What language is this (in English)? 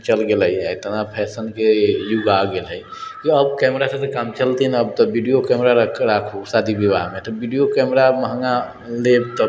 Maithili